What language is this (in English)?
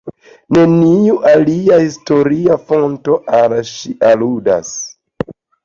Esperanto